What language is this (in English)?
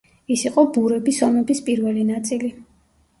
Georgian